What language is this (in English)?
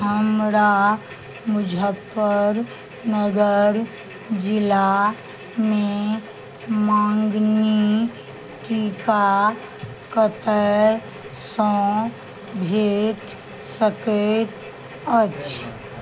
Maithili